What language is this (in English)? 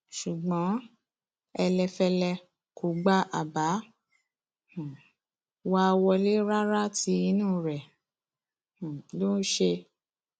Yoruba